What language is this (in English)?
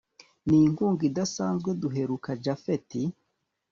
Kinyarwanda